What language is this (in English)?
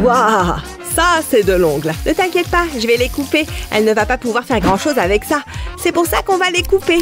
French